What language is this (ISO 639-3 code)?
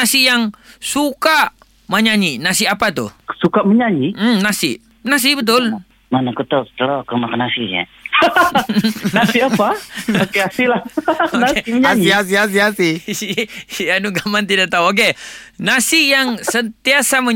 msa